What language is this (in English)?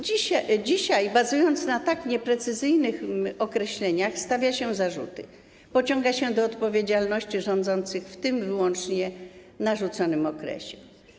Polish